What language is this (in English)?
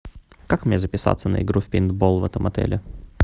Russian